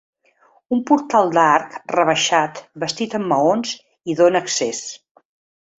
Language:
Catalan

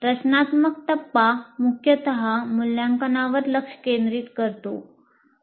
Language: Marathi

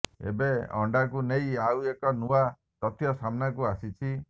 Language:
Odia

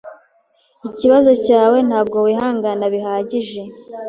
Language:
Kinyarwanda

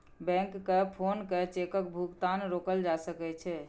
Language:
Maithili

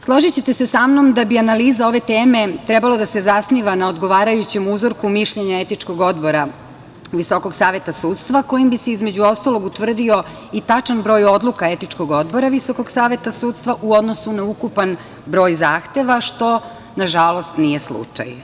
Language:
Serbian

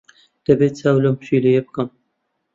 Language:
Central Kurdish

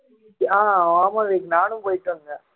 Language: Tamil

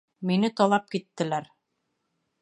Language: Bashkir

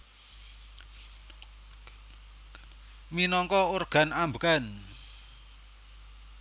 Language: Javanese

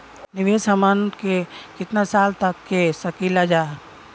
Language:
Bhojpuri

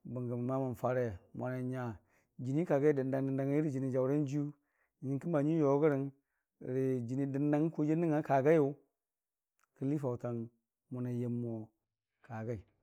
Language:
Dijim-Bwilim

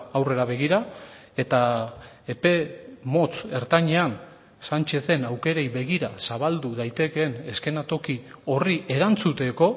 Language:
Basque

